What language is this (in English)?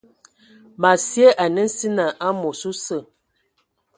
Ewondo